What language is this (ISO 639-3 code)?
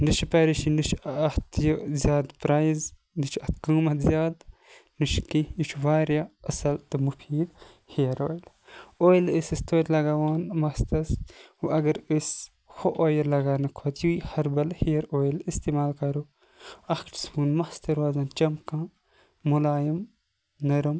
kas